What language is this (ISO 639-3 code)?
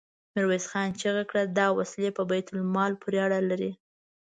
pus